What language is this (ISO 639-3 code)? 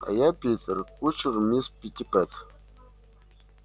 rus